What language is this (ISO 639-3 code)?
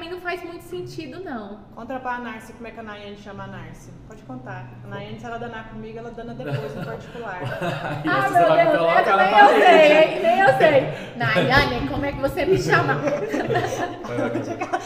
por